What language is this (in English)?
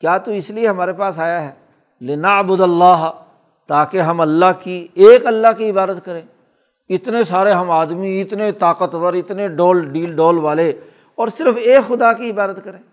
Urdu